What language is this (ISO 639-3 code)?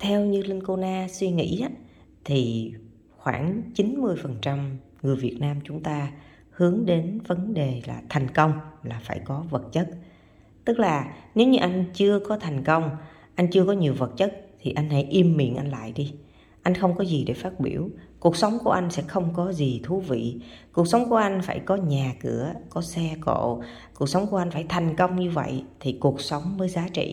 vie